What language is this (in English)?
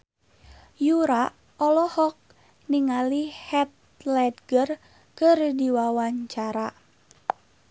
Sundanese